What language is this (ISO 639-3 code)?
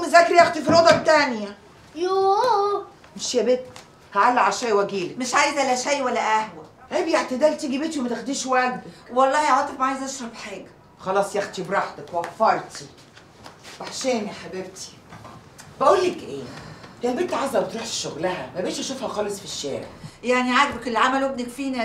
ara